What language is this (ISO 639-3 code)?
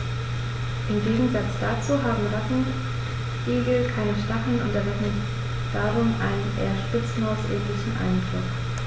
deu